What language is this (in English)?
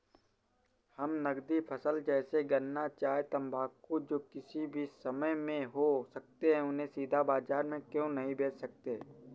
Hindi